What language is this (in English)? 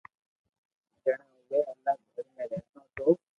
Loarki